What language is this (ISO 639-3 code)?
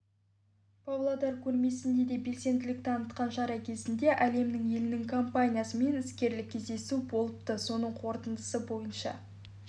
kaz